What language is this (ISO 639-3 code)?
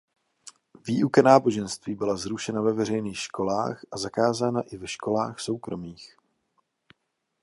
ces